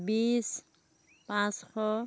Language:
Assamese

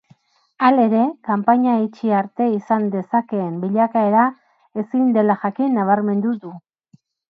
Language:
Basque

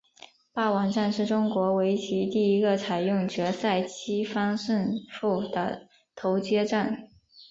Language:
Chinese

